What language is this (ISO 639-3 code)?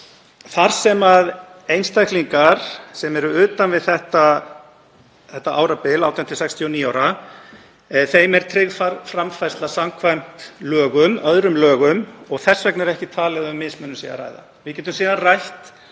isl